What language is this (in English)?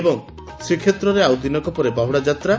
Odia